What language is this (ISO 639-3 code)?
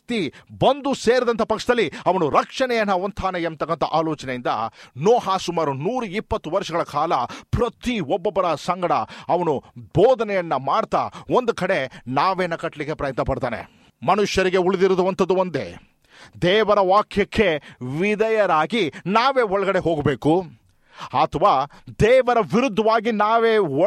kan